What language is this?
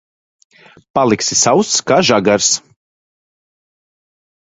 Latvian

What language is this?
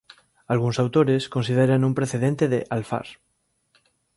Galician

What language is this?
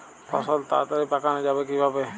Bangla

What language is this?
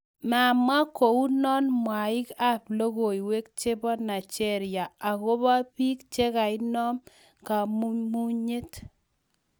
Kalenjin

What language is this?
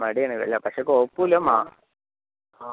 Malayalam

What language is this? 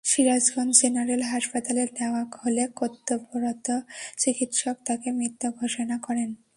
Bangla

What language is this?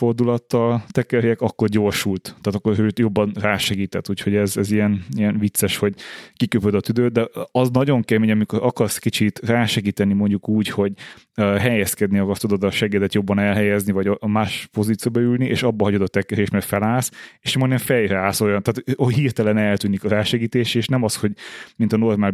Hungarian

